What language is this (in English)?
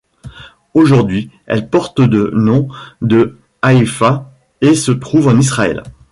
French